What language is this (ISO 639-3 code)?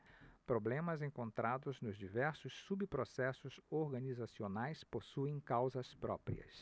por